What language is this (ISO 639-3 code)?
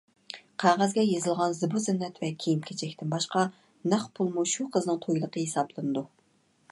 uig